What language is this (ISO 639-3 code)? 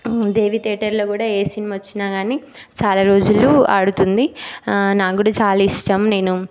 tel